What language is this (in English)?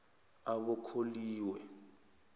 South Ndebele